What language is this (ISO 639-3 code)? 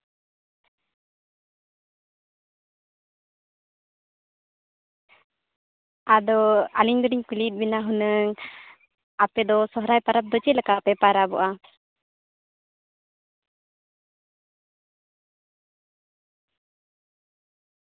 sat